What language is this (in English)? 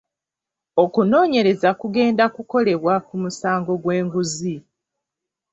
Ganda